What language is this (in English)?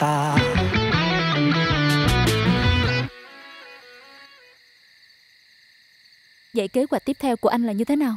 Vietnamese